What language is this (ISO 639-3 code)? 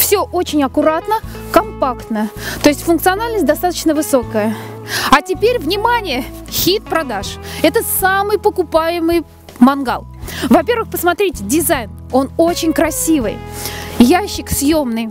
rus